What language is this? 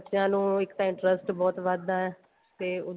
Punjabi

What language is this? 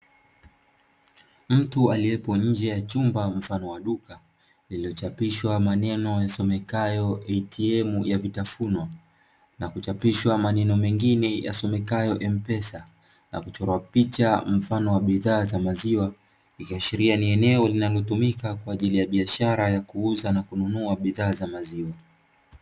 Swahili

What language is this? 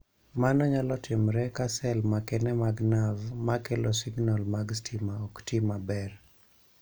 Luo (Kenya and Tanzania)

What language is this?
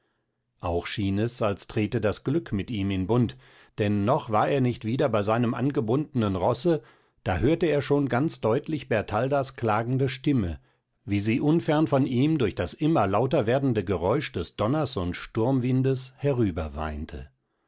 German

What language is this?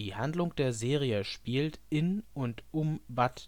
German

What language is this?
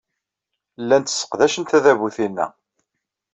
Kabyle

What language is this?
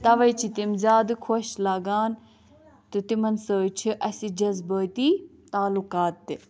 Kashmiri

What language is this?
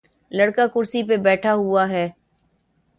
Urdu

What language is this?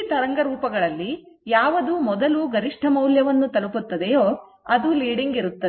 Kannada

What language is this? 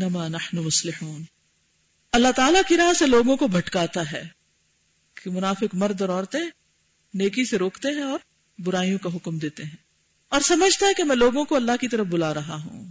Urdu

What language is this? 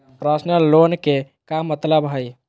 Magahi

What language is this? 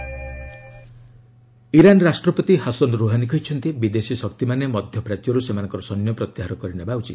Odia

